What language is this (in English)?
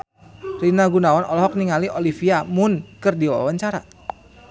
Sundanese